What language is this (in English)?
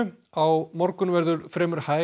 Icelandic